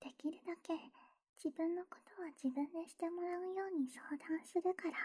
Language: Japanese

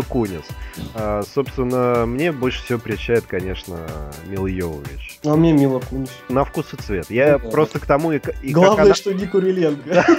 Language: Russian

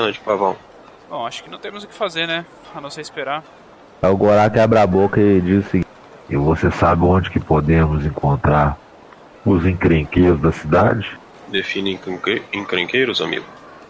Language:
Portuguese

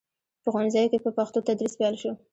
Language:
Pashto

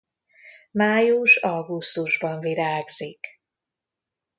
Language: Hungarian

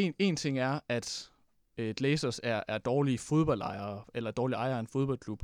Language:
Danish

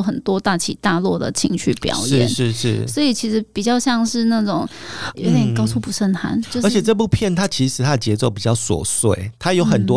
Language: Chinese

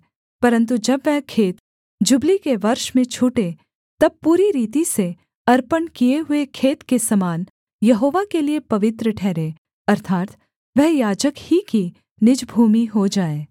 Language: Hindi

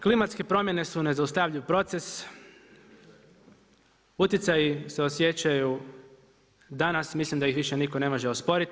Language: Croatian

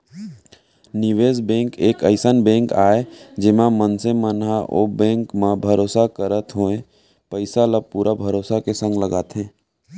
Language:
Chhattisgarhi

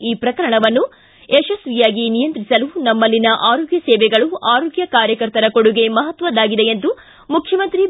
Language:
Kannada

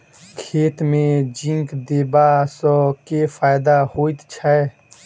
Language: Maithili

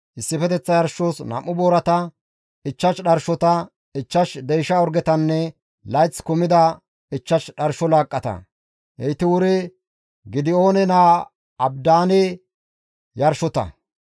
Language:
Gamo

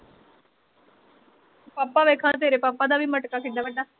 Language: Punjabi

